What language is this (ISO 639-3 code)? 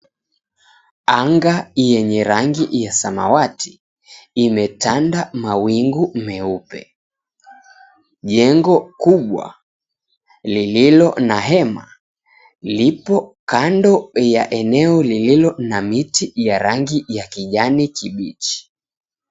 swa